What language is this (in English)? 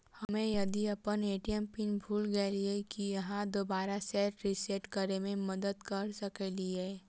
Maithili